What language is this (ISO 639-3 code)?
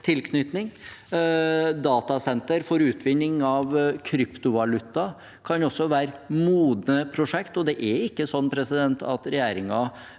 nor